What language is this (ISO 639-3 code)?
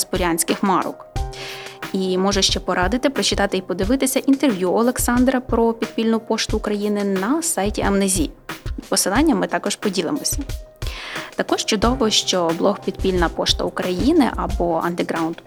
ukr